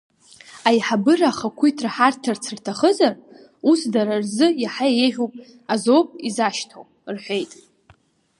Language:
Abkhazian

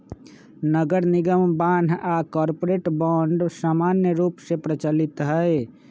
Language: Magahi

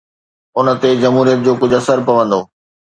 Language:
Sindhi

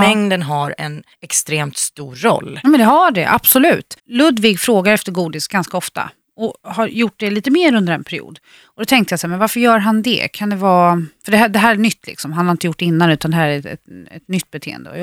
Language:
Swedish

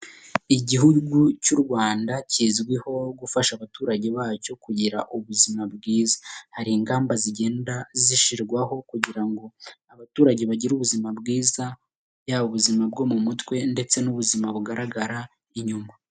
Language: Kinyarwanda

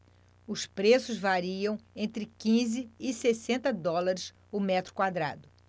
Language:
Portuguese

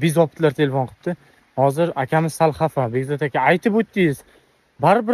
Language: Turkish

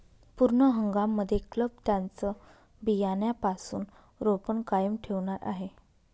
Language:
Marathi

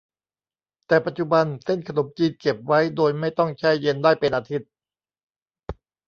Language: Thai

